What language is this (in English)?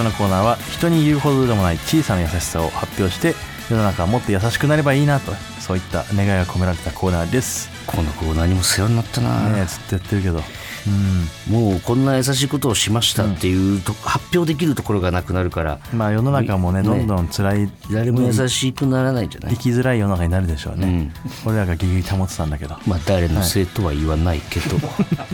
Japanese